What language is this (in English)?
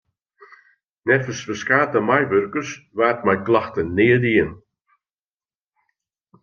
Western Frisian